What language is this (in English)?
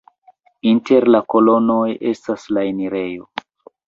Esperanto